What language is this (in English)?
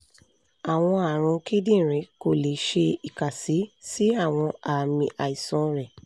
Yoruba